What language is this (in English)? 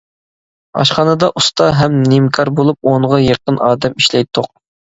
Uyghur